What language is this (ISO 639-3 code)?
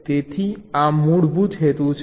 guj